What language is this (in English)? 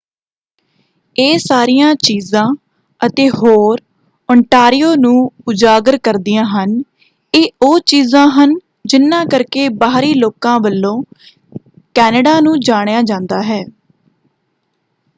Punjabi